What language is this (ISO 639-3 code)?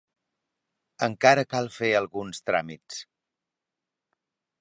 cat